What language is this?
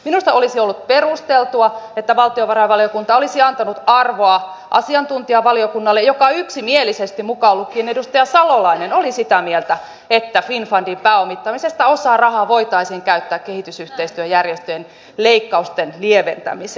Finnish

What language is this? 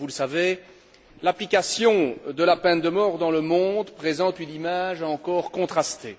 French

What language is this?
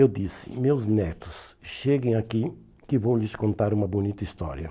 Portuguese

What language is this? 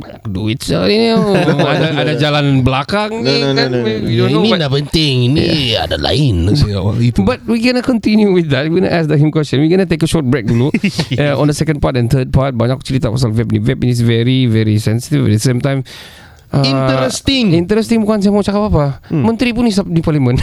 Malay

